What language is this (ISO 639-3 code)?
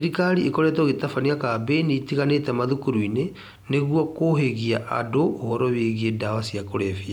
kik